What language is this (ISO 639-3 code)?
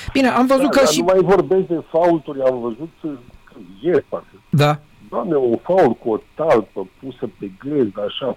ron